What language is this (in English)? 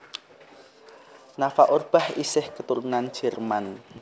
Javanese